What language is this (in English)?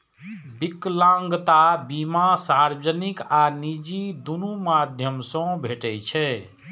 Maithili